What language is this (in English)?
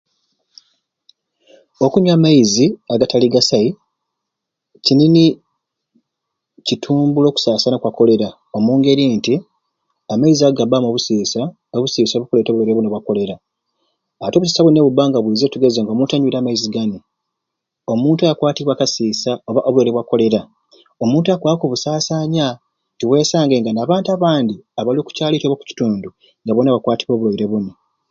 Ruuli